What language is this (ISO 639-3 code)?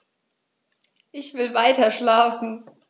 deu